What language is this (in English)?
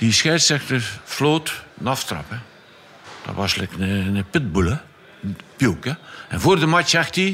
Dutch